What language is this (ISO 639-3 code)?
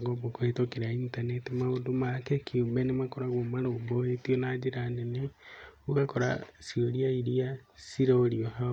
kik